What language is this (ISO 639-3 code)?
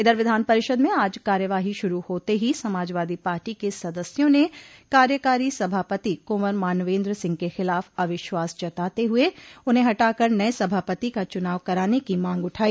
hin